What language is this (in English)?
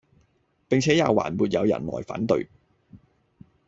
Cantonese